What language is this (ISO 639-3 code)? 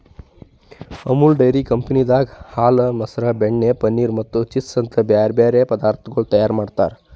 kan